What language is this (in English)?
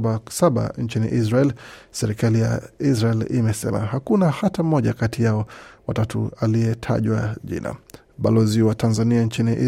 Swahili